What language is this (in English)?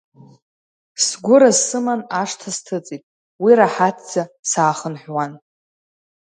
Abkhazian